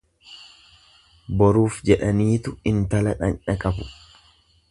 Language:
Oromo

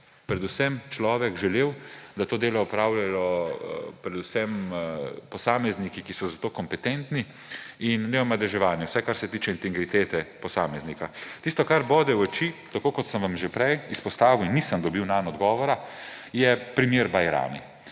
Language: Slovenian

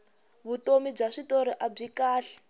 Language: Tsonga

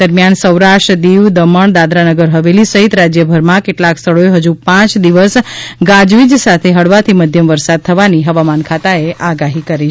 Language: Gujarati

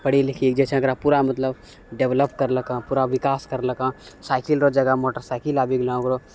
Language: Maithili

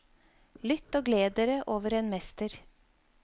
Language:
Norwegian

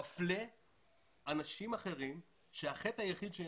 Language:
Hebrew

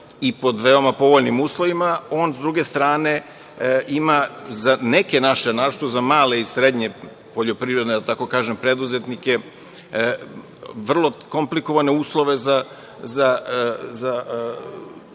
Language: Serbian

